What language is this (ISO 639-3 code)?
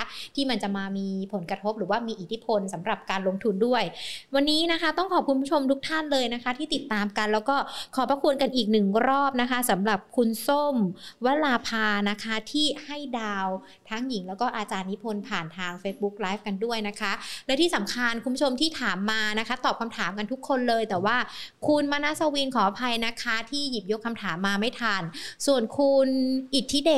tha